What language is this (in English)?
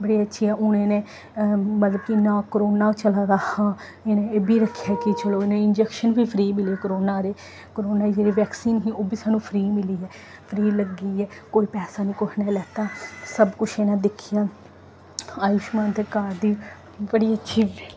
Dogri